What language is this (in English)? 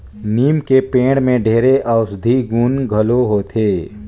Chhattisgarhi